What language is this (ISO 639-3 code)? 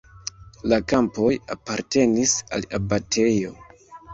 epo